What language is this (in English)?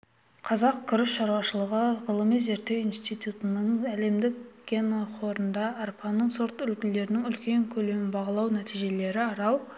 Kazakh